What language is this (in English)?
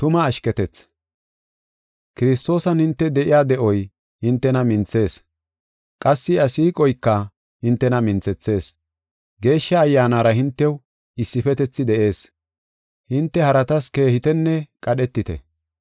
Gofa